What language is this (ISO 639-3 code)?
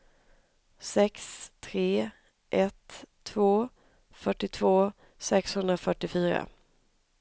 swe